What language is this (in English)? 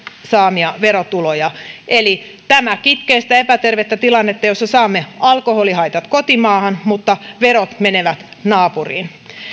Finnish